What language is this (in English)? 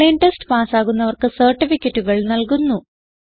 Malayalam